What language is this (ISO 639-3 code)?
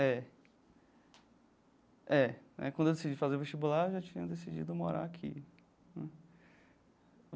por